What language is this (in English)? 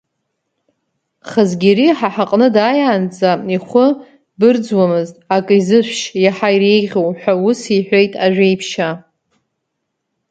Abkhazian